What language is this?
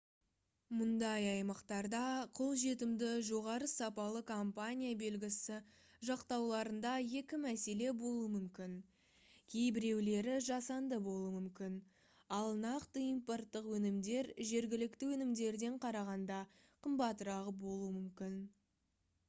Kazakh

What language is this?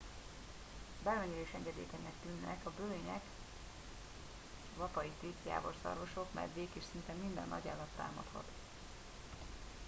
Hungarian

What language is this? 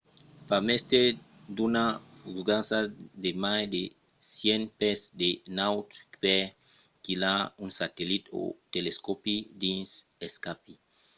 Occitan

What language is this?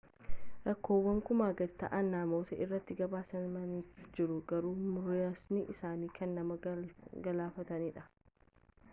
Oromo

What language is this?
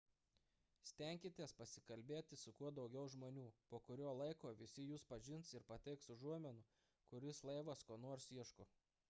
Lithuanian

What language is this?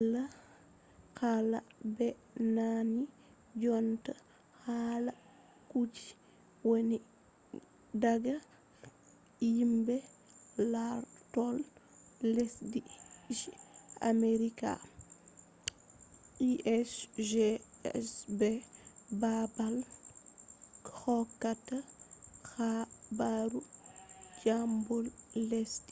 Fula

